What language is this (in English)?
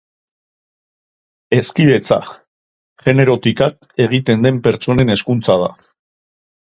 Basque